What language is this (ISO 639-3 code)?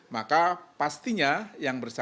ind